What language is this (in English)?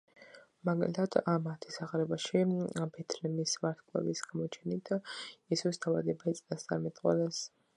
Georgian